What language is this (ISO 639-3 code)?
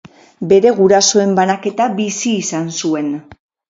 eus